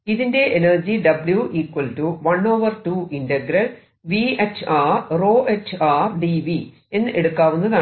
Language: Malayalam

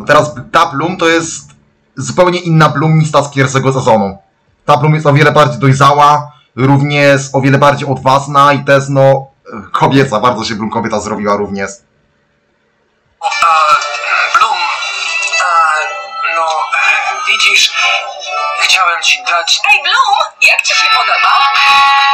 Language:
Polish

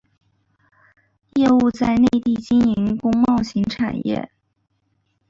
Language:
Chinese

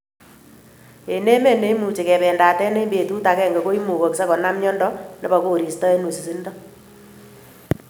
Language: Kalenjin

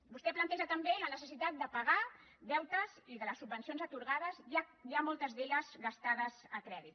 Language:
Catalan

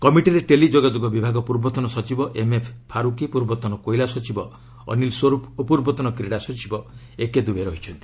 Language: Odia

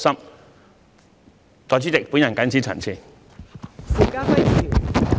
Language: Cantonese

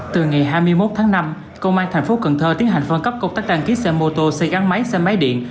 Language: Vietnamese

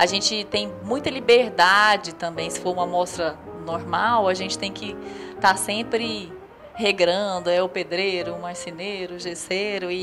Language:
Portuguese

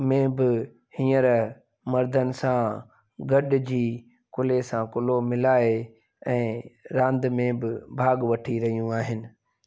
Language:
Sindhi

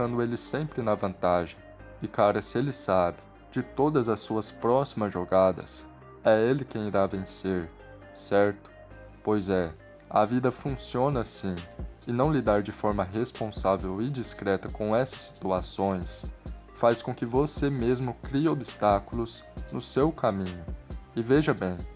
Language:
Portuguese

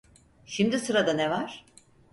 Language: Turkish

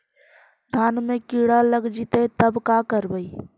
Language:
Magahi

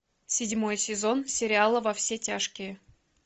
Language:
Russian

